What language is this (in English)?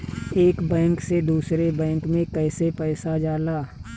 Bhojpuri